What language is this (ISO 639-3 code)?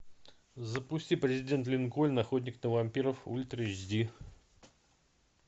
rus